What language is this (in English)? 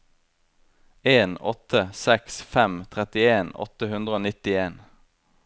Norwegian